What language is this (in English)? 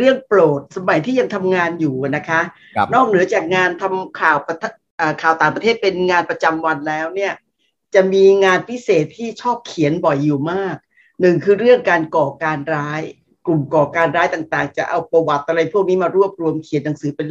Thai